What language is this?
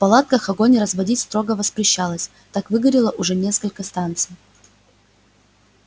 Russian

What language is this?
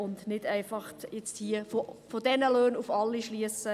Swiss German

